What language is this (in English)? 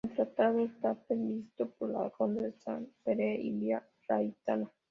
Spanish